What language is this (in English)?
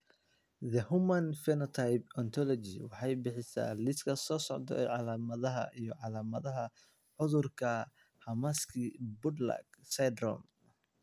Somali